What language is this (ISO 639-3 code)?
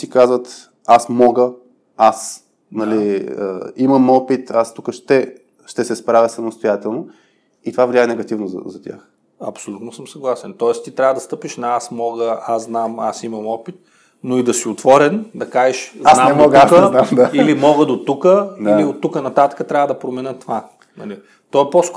bul